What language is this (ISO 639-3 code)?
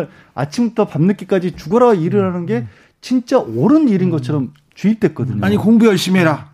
kor